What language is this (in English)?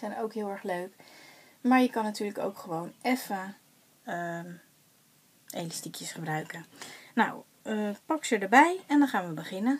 Dutch